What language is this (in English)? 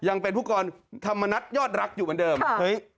Thai